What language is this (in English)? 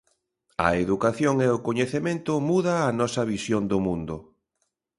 Galician